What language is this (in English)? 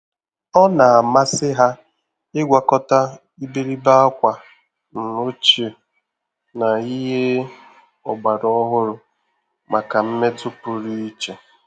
Igbo